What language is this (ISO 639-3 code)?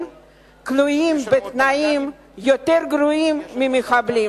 heb